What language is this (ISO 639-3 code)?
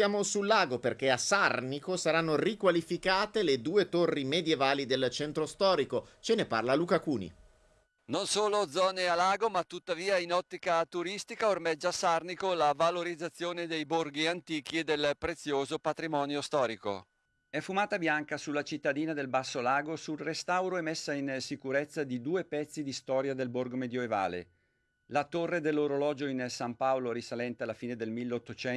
ita